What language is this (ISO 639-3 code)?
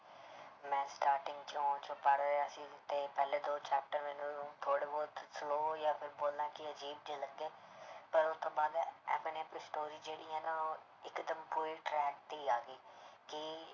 pan